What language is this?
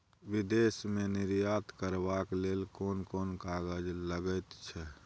Maithili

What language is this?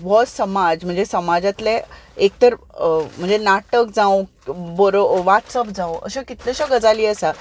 Konkani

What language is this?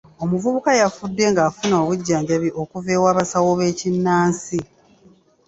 Ganda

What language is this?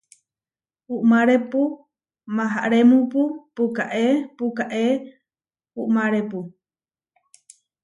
Huarijio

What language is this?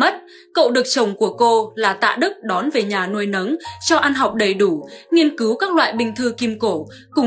Vietnamese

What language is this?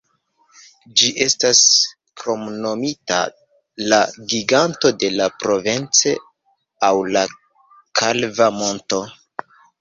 Esperanto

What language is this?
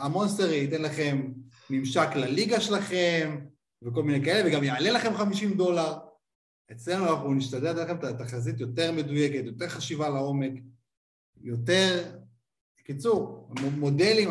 Hebrew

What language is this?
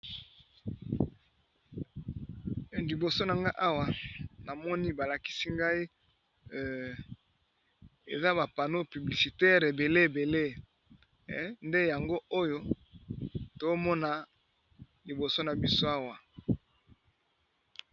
Lingala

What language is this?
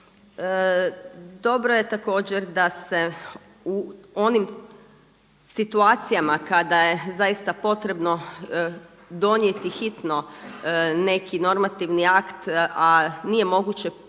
Croatian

